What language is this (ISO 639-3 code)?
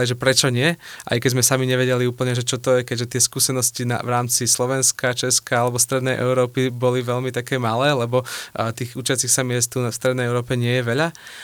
slk